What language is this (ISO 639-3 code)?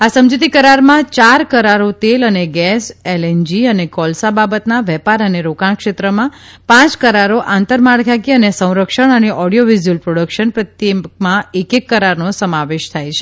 guj